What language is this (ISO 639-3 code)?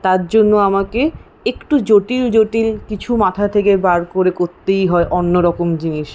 ben